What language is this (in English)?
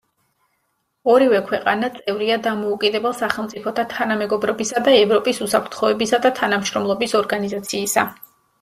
Georgian